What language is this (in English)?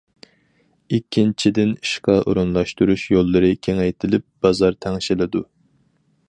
Uyghur